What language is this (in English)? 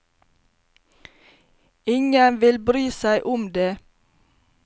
Norwegian